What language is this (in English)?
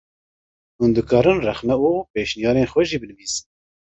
Kurdish